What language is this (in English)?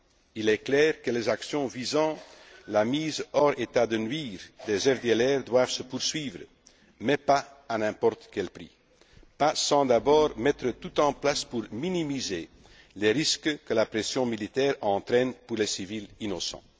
French